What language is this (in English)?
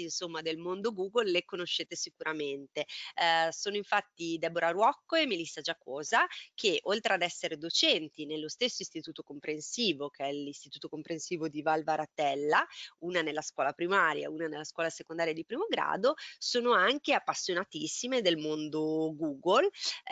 Italian